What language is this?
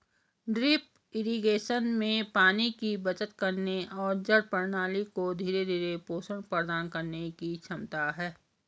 Hindi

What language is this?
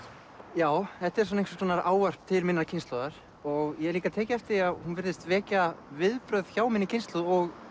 Icelandic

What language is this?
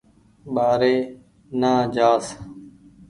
Goaria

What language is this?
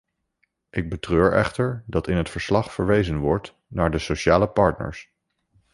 Dutch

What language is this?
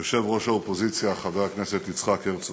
Hebrew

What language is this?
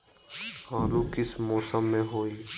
Magahi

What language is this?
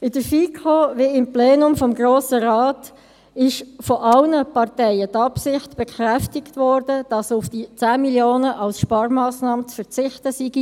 Swiss German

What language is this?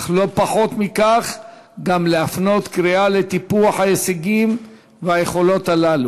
Hebrew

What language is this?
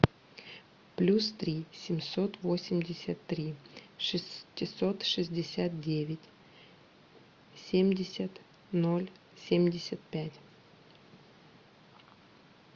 Russian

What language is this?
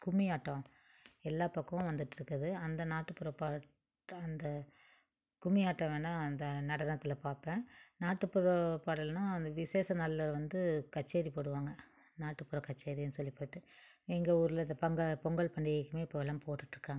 Tamil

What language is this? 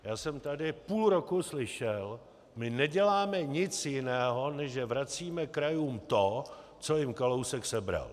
Czech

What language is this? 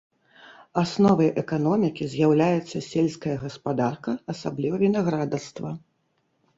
Belarusian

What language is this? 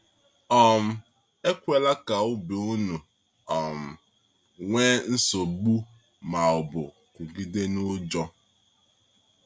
Igbo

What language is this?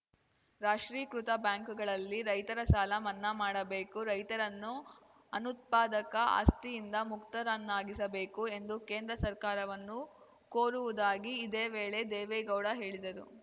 Kannada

